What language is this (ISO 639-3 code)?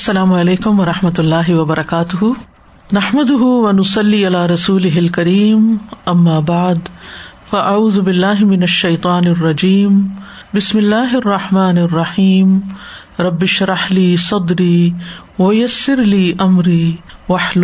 urd